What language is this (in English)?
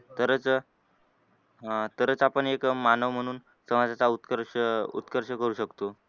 Marathi